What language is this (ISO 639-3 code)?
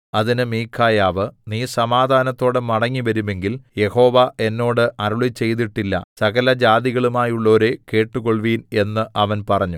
mal